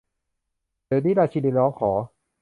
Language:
Thai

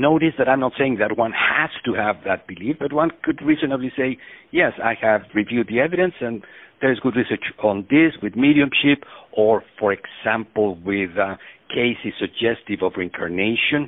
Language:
Swedish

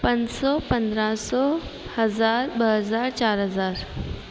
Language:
Sindhi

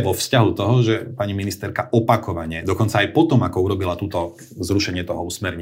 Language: Slovak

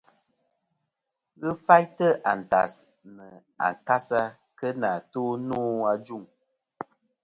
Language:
Kom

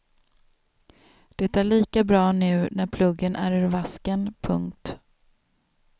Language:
Swedish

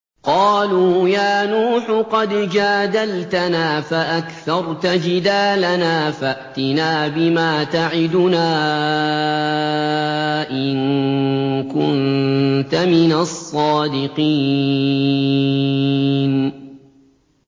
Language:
Arabic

